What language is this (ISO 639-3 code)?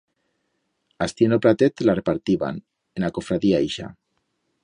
arg